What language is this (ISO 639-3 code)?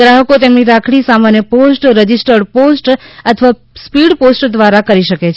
guj